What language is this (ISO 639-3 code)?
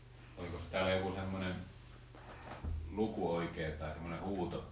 fin